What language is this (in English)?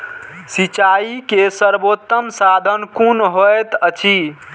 Maithili